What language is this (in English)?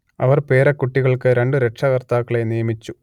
Malayalam